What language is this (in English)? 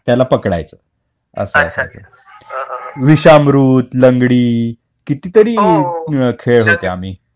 Marathi